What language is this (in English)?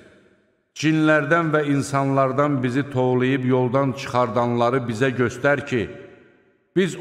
Turkish